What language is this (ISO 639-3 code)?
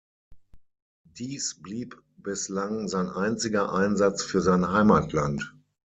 deu